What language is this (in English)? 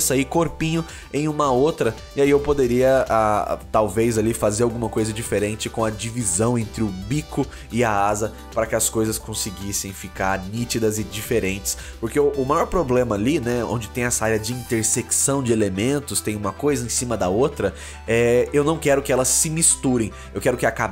Portuguese